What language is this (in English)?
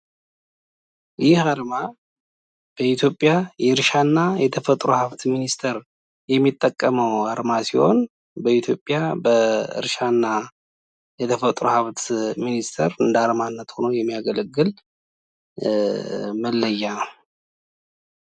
Amharic